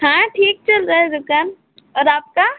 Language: Hindi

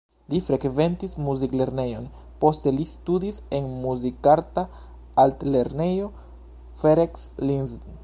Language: Esperanto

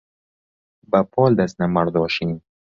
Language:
Central Kurdish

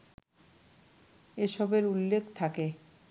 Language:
Bangla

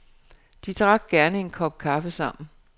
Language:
Danish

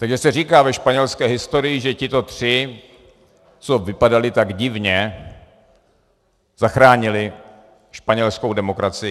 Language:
Czech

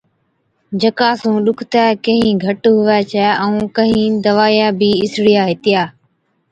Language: Od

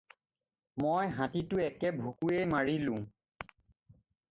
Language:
Assamese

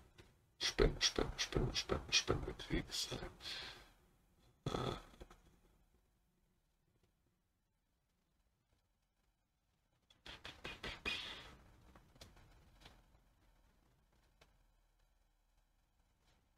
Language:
German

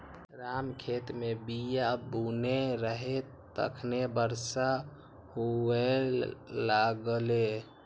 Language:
Maithili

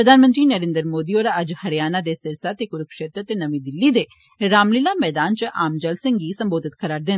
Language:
Dogri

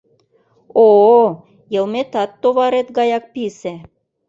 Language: Mari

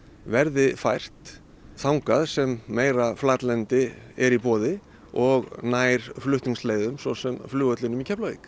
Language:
Icelandic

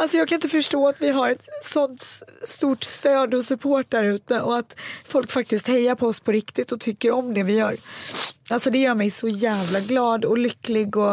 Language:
Swedish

